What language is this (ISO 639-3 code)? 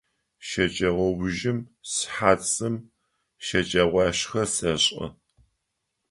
ady